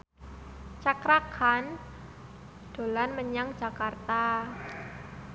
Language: Javanese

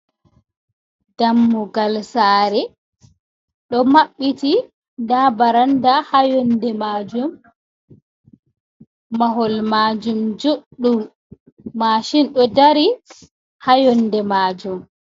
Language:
Fula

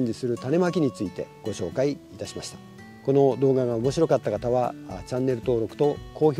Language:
Japanese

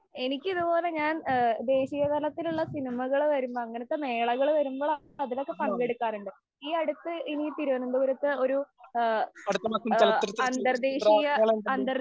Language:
Malayalam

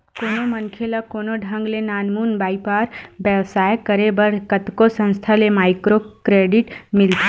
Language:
Chhattisgarhi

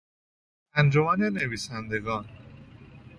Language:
Persian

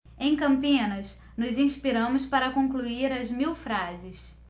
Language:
Portuguese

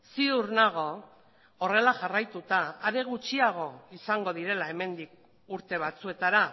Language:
Basque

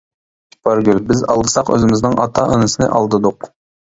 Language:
Uyghur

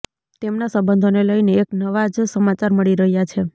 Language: Gujarati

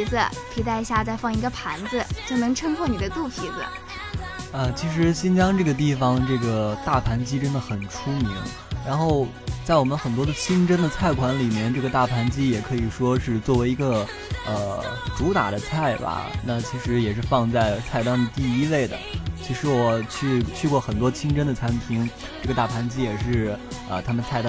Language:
Chinese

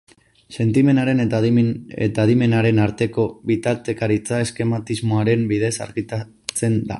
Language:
Basque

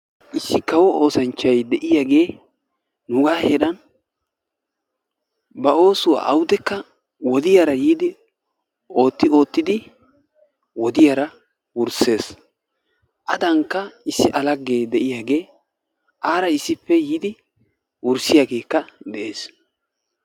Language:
Wolaytta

